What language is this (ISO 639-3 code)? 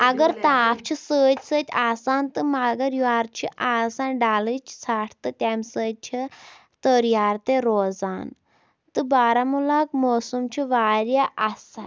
kas